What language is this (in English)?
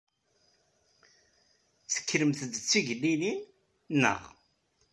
Kabyle